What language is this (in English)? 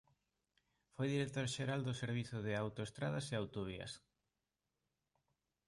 Galician